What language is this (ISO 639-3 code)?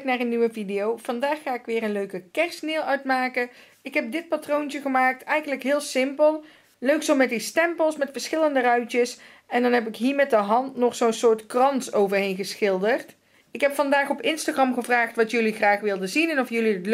nld